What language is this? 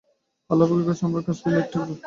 Bangla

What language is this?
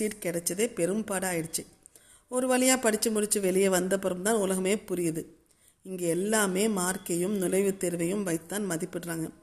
Tamil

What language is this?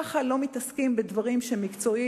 Hebrew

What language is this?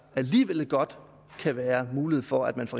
Danish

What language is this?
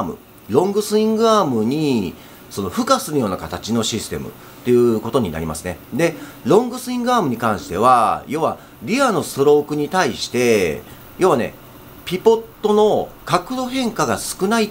Japanese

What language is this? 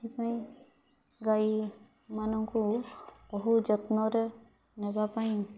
Odia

